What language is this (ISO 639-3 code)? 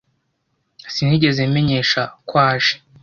kin